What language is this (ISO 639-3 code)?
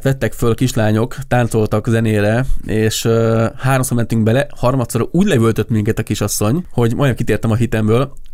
hun